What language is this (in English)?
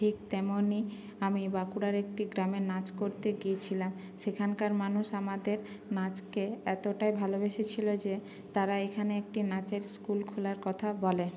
Bangla